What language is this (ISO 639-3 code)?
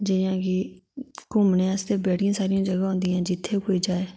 doi